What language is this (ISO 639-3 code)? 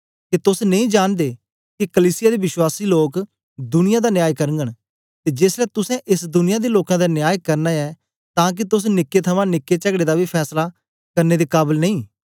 doi